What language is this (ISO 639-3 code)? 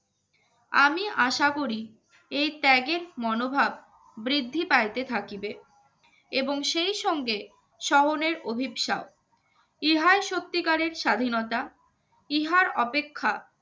ben